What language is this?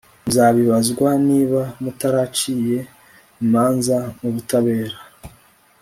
Kinyarwanda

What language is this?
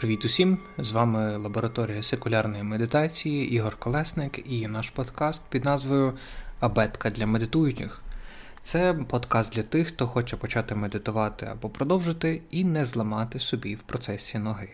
Ukrainian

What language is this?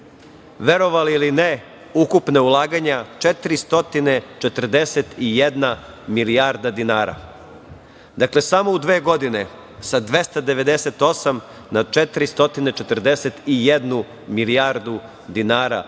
Serbian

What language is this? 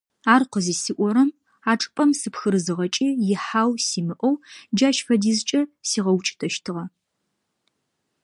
Adyghe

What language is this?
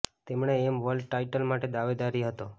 Gujarati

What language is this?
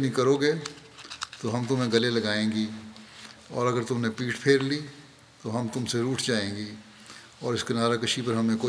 Urdu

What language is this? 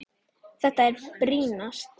Icelandic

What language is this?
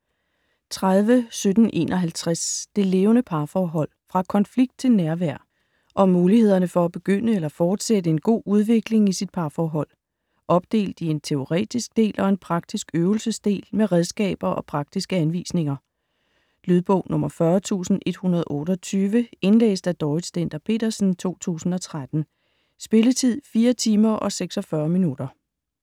Danish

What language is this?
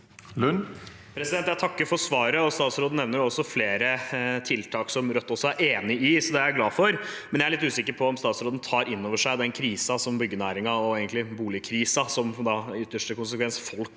Norwegian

